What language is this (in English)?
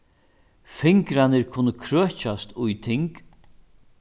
Faroese